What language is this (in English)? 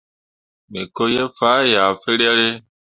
Mundang